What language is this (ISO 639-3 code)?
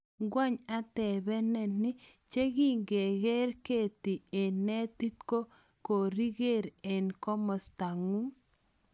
kln